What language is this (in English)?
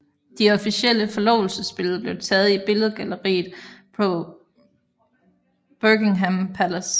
Danish